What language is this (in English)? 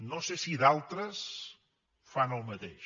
Catalan